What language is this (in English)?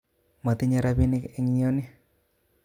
Kalenjin